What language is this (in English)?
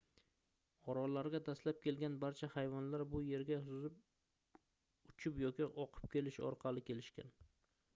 Uzbek